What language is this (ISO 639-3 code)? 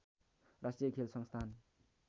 nep